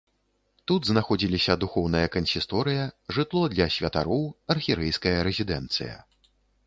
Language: Belarusian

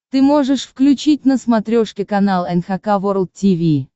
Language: Russian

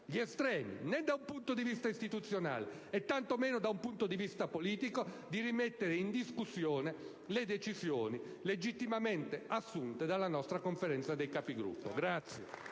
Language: Italian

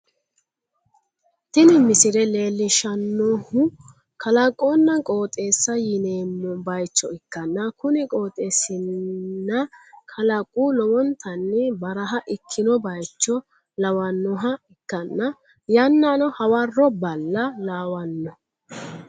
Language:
Sidamo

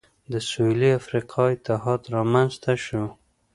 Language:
Pashto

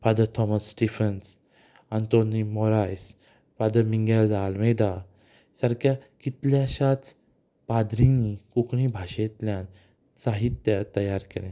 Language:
Konkani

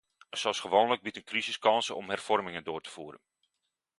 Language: Dutch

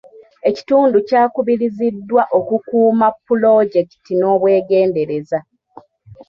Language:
Ganda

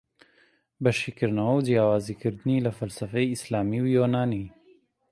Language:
Central Kurdish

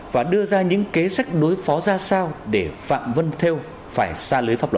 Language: Vietnamese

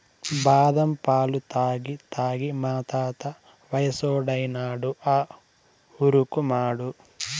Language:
Telugu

